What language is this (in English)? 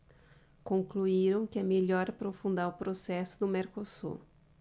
Portuguese